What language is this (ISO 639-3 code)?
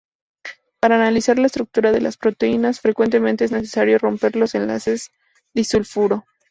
spa